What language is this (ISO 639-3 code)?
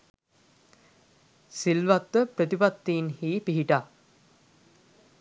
sin